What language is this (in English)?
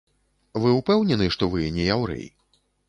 Belarusian